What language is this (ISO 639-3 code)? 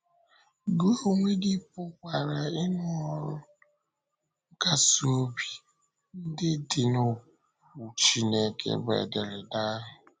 ibo